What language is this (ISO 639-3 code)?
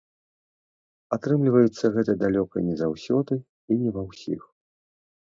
bel